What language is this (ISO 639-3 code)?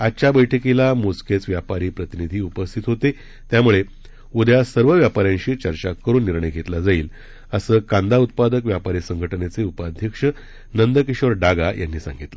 mar